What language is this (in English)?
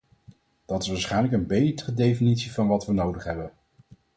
Dutch